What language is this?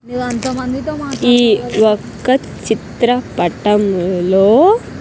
Telugu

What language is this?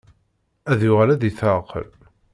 Kabyle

